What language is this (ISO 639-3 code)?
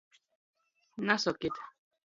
ltg